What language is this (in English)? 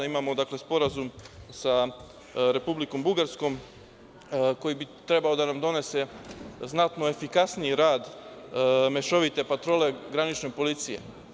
Serbian